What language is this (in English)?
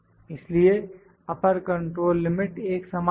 Hindi